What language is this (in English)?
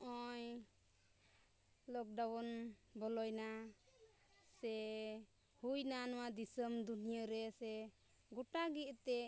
Santali